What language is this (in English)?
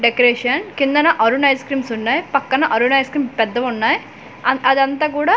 Telugu